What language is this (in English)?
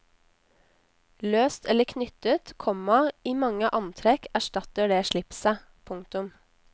Norwegian